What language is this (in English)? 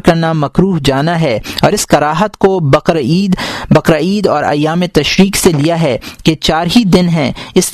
Urdu